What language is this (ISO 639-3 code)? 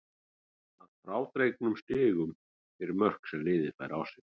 isl